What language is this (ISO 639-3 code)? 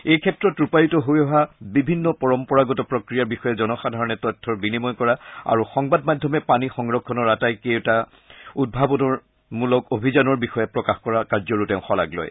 asm